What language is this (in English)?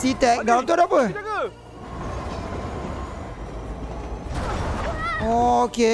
Malay